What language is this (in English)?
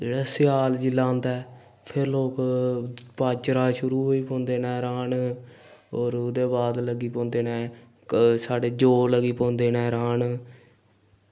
Dogri